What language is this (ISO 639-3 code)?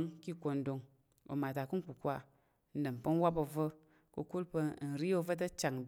yer